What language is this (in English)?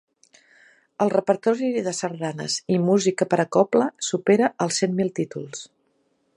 Catalan